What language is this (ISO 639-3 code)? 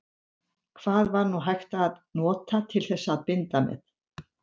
isl